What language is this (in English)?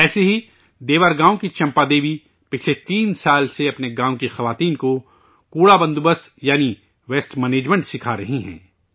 Urdu